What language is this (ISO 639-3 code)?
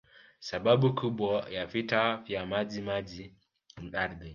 swa